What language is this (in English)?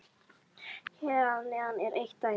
Icelandic